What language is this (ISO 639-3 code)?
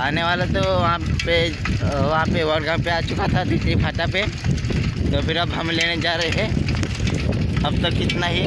hin